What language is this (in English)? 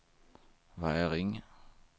Swedish